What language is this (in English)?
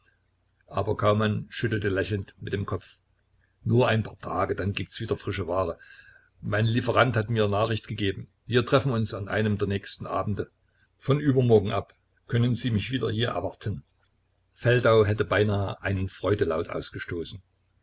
German